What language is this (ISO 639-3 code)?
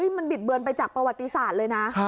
tha